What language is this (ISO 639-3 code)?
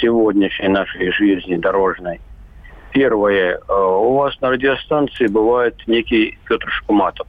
rus